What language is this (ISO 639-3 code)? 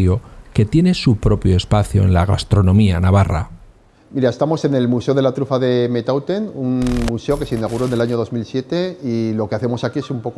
spa